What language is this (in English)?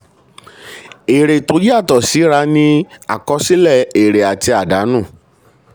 Yoruba